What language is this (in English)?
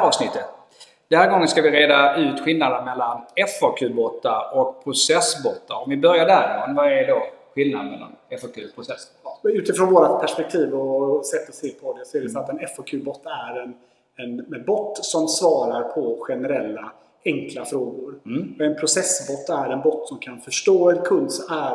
Swedish